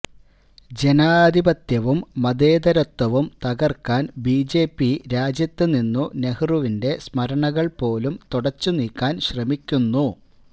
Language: Malayalam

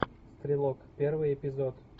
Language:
Russian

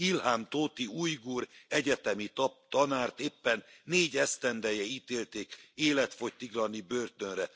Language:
Hungarian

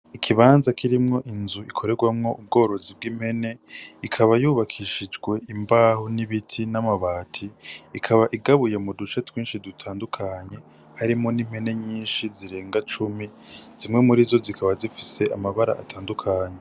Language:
Rundi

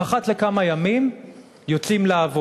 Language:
Hebrew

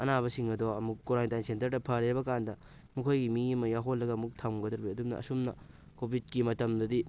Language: Manipuri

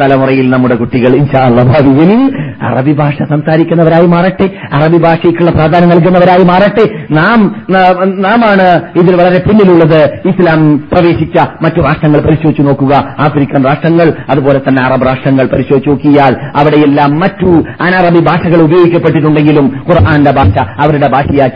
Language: Malayalam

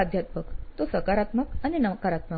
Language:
Gujarati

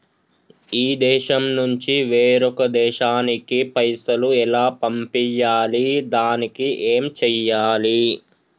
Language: Telugu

